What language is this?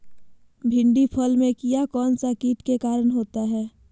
Magahi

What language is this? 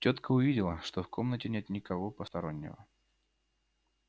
Russian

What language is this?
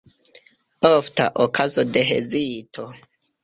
Esperanto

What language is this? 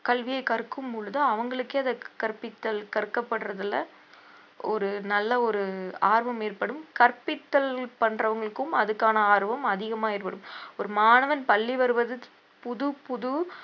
Tamil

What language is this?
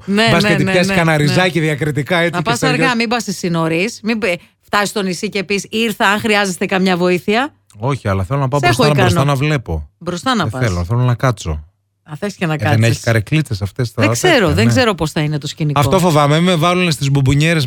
Greek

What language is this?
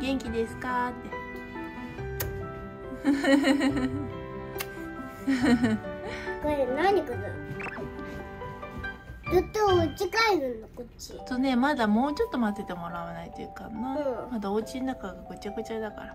Japanese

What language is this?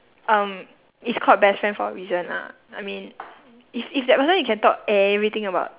English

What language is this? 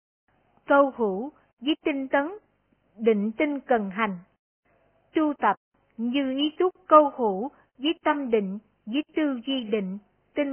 Vietnamese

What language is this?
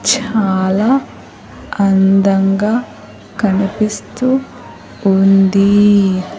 Telugu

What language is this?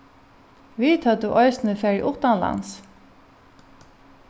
Faroese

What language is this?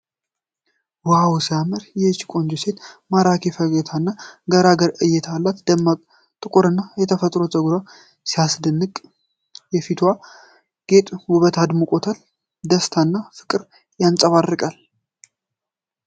Amharic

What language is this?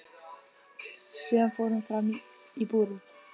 Icelandic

